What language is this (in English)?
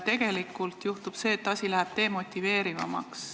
Estonian